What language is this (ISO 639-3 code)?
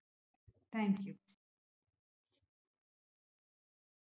mal